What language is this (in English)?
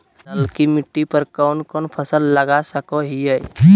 Magahi